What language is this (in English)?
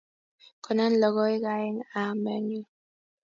Kalenjin